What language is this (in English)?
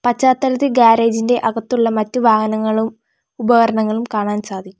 Malayalam